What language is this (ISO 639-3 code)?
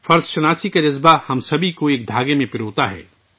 urd